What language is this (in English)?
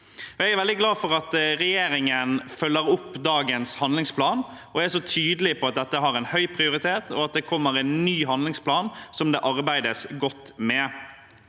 Norwegian